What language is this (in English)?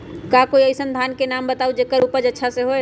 Magahi